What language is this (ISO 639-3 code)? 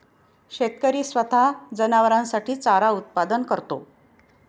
mar